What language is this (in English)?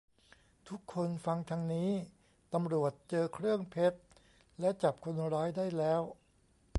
Thai